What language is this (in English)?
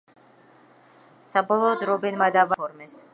Georgian